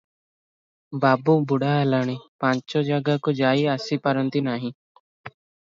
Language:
Odia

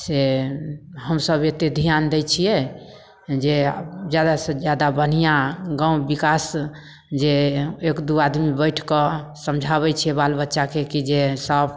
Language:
Maithili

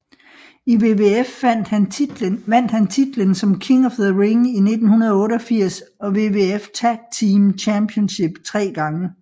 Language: Danish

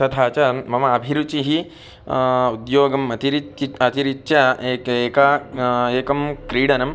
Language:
Sanskrit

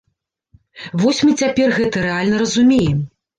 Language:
Belarusian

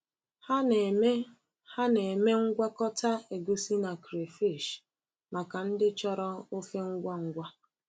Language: Igbo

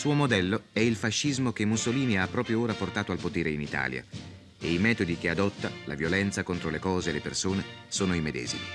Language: Italian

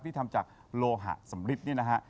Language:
Thai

